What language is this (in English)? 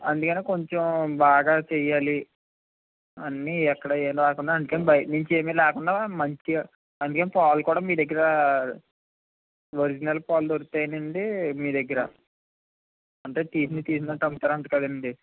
Telugu